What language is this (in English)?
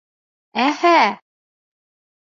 Bashkir